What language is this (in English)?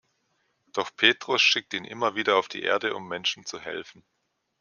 German